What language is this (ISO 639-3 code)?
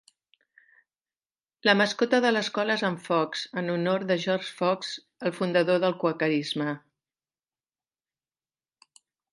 cat